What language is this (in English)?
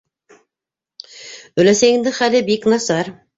Bashkir